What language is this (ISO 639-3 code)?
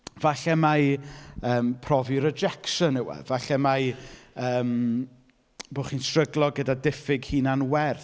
cym